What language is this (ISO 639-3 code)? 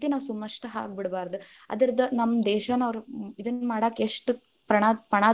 kan